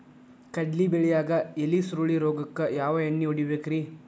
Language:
Kannada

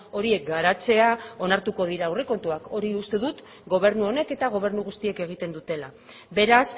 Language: Basque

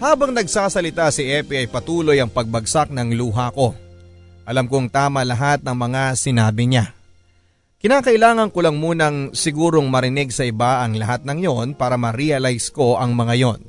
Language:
Filipino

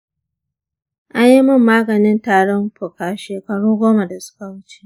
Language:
Hausa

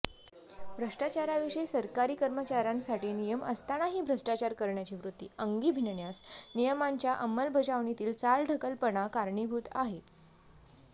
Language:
Marathi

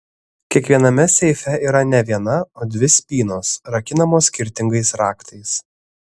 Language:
Lithuanian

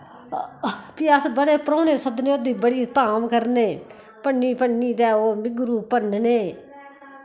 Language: Dogri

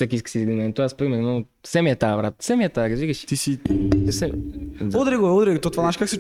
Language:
Bulgarian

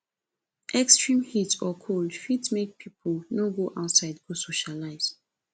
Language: Nigerian Pidgin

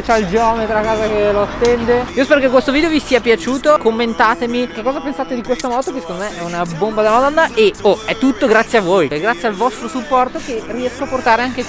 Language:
Italian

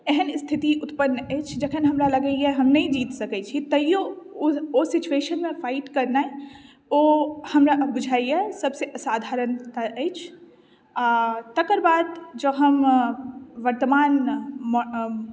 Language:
Maithili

